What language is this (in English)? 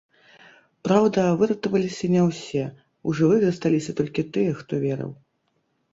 Belarusian